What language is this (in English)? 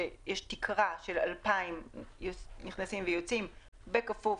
Hebrew